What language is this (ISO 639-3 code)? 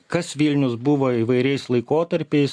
lit